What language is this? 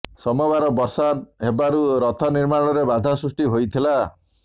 Odia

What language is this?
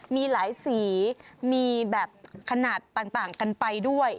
Thai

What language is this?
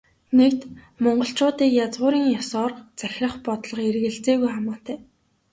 Mongolian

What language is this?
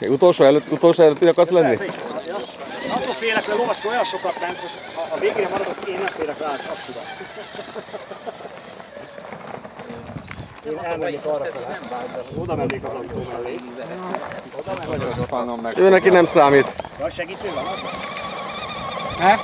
Hungarian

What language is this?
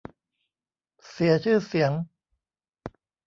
Thai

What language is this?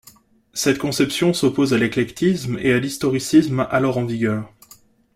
French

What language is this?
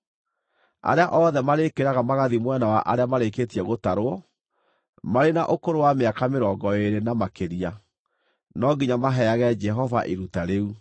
Kikuyu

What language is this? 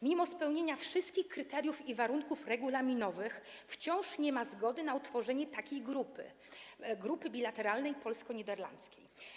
Polish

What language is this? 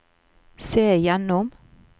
Norwegian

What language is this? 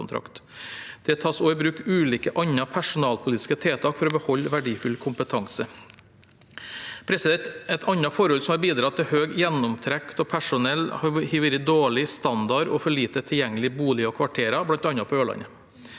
Norwegian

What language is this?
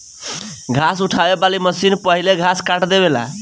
Bhojpuri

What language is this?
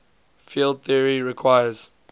English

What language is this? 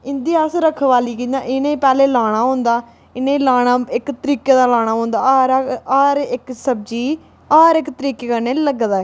Dogri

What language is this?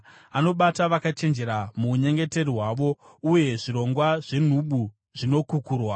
Shona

